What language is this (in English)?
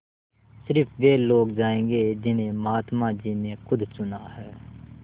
Hindi